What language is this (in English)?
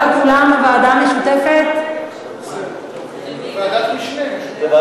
Hebrew